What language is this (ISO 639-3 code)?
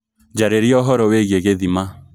kik